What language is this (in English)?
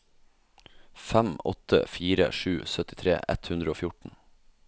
Norwegian